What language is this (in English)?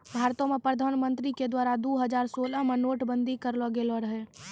Maithili